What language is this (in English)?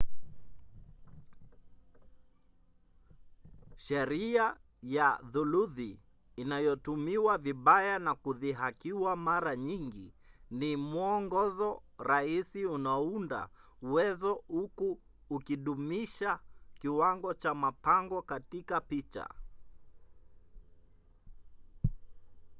Swahili